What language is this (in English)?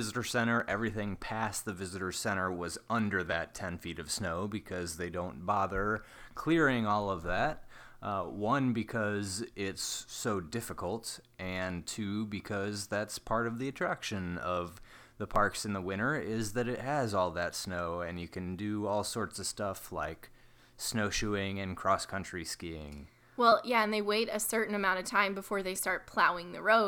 English